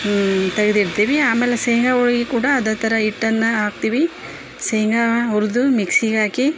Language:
Kannada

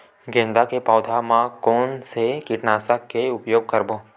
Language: Chhattisgarhi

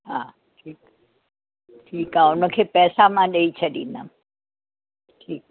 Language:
Sindhi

